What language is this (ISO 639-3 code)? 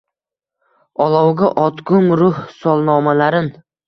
uzb